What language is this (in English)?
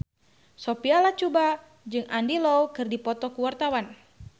Sundanese